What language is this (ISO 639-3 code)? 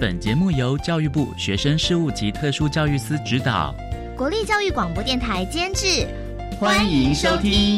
zho